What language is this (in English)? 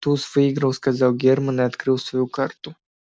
Russian